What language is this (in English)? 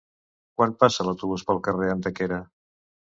Catalan